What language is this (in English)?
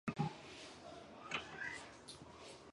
Chinese